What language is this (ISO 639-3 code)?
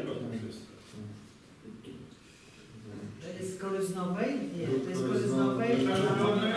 pol